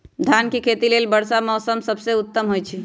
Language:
Magahi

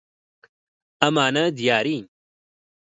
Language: Central Kurdish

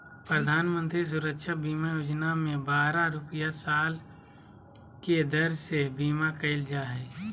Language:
Magahi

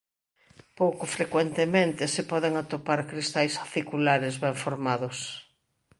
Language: Galician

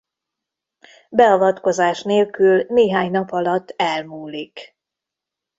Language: Hungarian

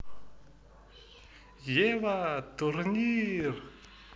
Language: Russian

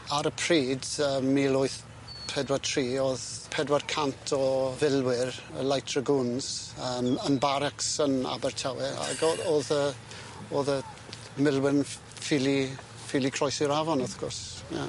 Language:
Welsh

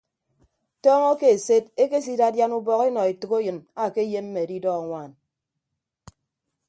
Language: Ibibio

